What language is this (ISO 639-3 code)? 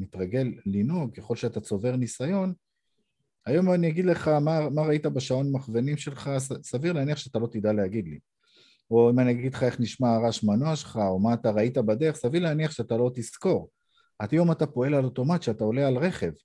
heb